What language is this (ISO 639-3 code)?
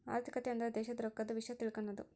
kan